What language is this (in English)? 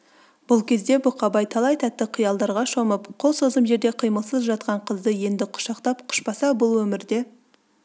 Kazakh